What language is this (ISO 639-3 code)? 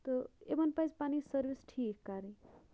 kas